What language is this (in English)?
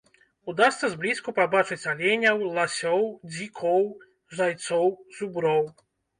Belarusian